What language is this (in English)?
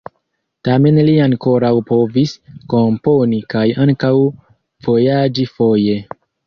Esperanto